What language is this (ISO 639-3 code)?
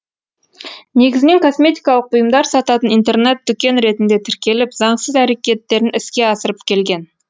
kaz